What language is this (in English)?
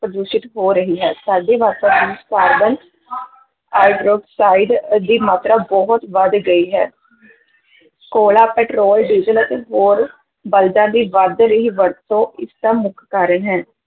Punjabi